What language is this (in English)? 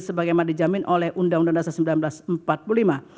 Indonesian